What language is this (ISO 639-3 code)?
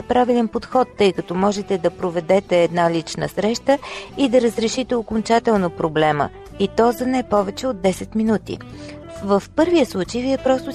bul